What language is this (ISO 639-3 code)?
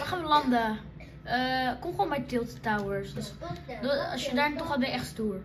nld